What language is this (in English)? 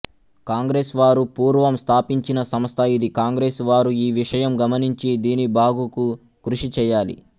Telugu